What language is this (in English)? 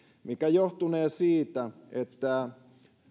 Finnish